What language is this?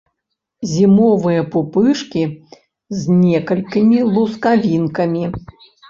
Belarusian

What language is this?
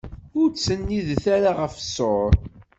Kabyle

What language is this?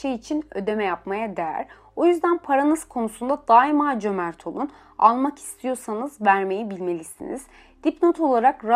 Turkish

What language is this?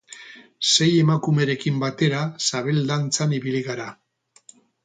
Basque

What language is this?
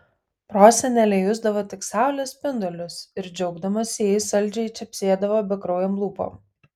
Lithuanian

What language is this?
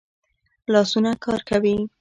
Pashto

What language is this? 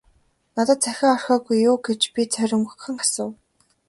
Mongolian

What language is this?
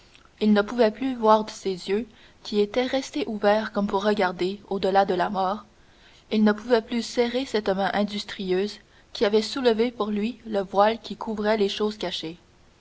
French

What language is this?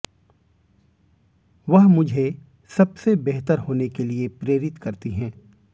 Hindi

